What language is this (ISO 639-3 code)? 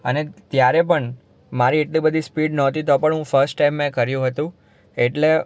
guj